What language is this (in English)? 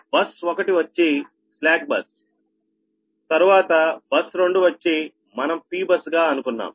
Telugu